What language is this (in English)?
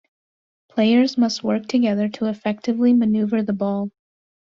English